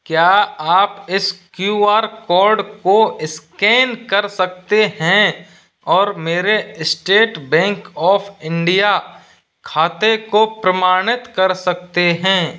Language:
Hindi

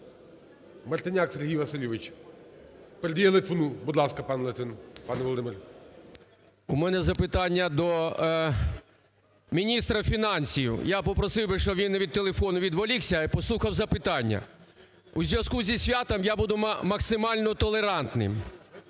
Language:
Ukrainian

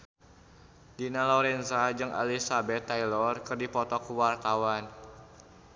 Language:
Sundanese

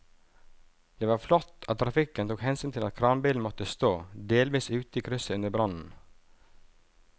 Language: Norwegian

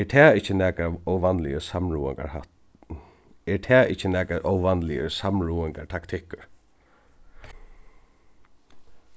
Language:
Faroese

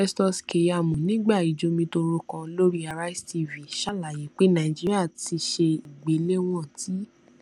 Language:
Yoruba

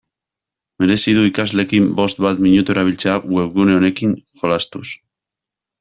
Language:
Basque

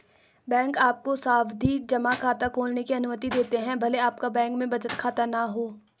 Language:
Hindi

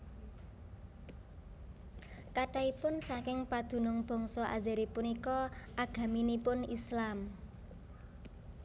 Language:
Javanese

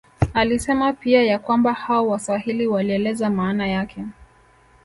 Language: Swahili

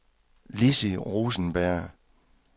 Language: Danish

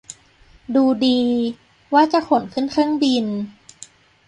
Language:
Thai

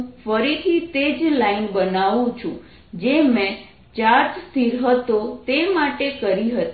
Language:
Gujarati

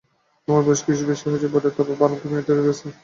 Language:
Bangla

